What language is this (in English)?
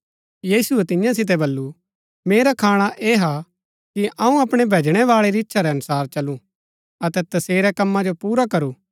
Gaddi